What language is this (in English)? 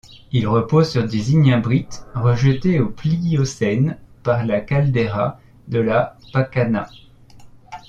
French